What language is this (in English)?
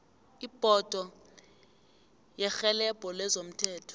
South Ndebele